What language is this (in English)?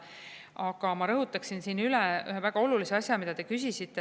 Estonian